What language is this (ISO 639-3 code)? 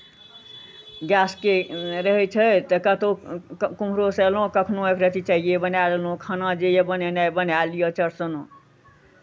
mai